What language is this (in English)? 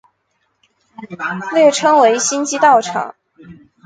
Chinese